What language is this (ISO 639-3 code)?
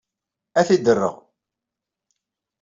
kab